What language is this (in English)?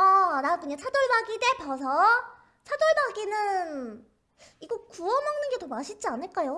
Korean